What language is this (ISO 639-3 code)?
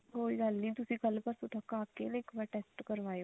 pan